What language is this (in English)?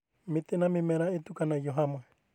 Kikuyu